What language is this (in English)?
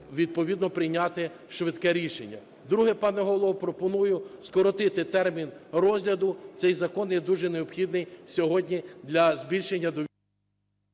Ukrainian